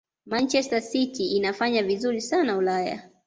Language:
Swahili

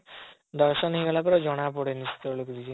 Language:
Odia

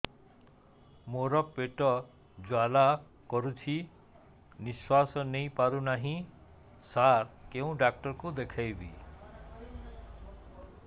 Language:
Odia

